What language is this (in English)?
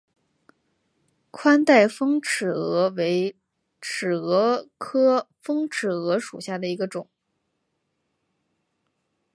Chinese